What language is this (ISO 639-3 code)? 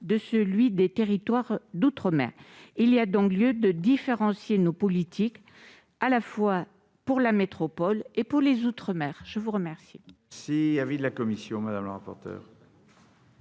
fra